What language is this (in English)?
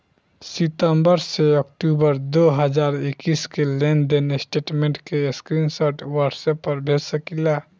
Bhojpuri